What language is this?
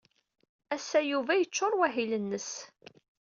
Kabyle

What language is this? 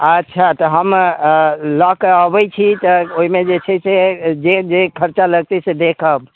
Maithili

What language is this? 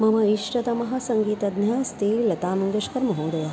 Sanskrit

